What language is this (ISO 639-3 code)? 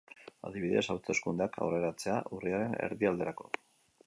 eus